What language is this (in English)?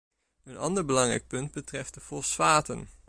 Dutch